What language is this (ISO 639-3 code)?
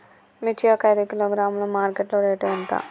tel